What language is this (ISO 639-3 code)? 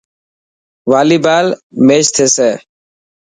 mki